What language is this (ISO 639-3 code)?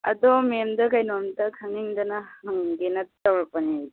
mni